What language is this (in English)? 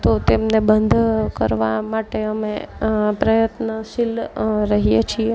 Gujarati